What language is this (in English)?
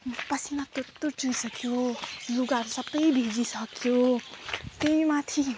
Nepali